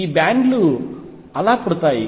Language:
Telugu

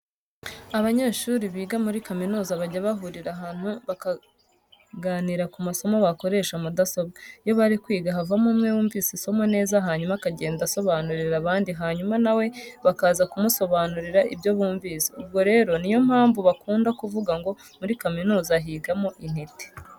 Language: Kinyarwanda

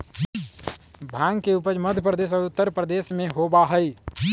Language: Magahi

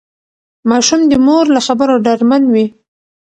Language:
Pashto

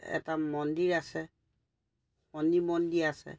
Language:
Assamese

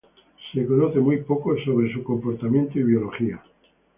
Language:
Spanish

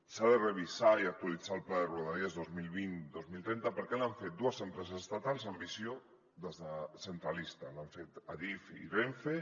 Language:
Catalan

